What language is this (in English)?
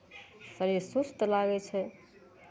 Maithili